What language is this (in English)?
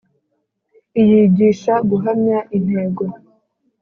Kinyarwanda